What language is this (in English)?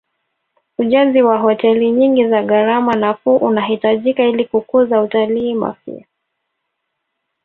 Swahili